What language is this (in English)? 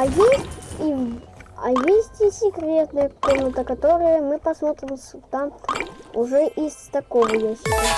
Russian